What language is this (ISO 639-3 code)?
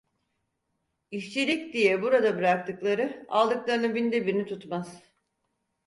tur